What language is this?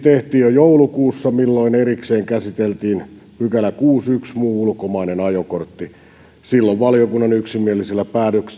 Finnish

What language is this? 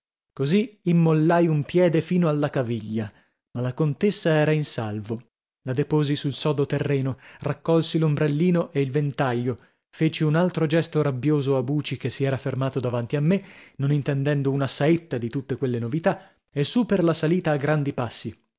Italian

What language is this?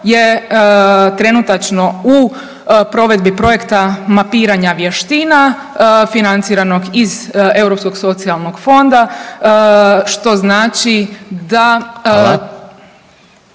Croatian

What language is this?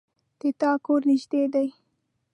Pashto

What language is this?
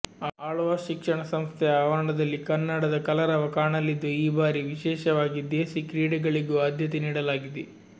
Kannada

